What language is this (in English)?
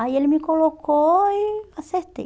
Portuguese